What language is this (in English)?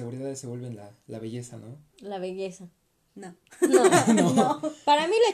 Spanish